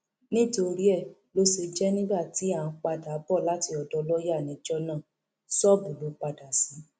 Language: Yoruba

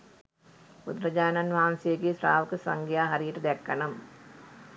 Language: Sinhala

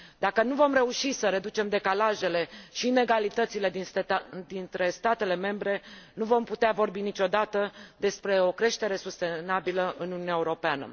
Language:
Romanian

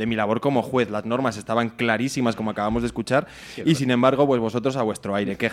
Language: Spanish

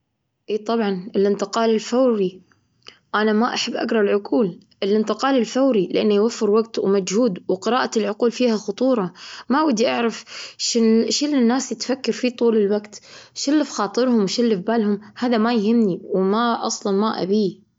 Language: Gulf Arabic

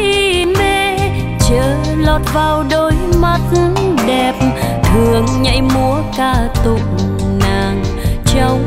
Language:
Vietnamese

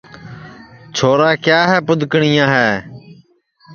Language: Sansi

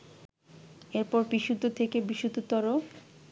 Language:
Bangla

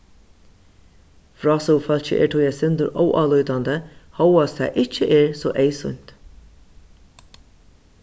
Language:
Faroese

